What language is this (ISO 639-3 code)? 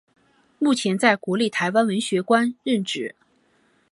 zho